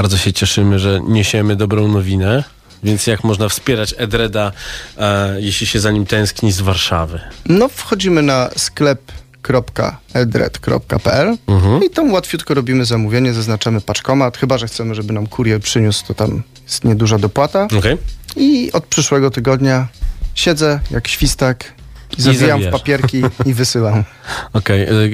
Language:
Polish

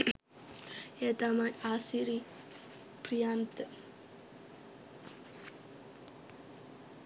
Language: Sinhala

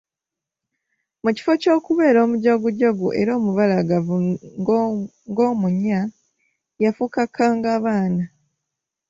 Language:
Ganda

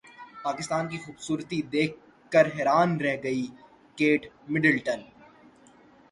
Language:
Urdu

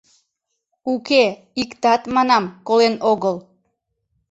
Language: Mari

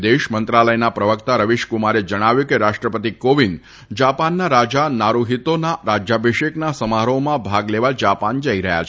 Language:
Gujarati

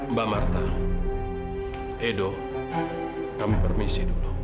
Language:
Indonesian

